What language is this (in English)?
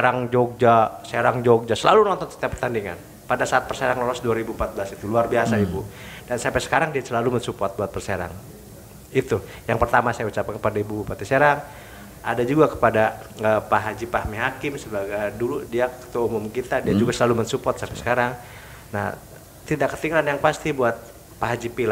Indonesian